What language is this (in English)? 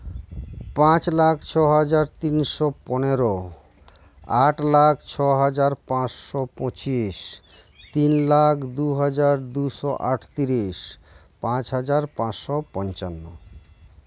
Santali